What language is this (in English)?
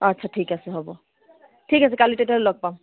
Assamese